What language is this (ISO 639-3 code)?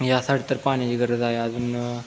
mar